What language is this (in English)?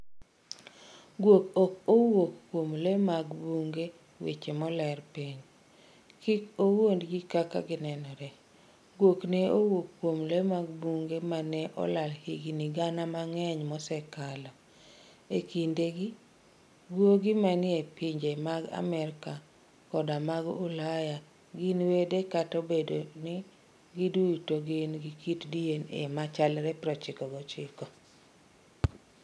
Luo (Kenya and Tanzania)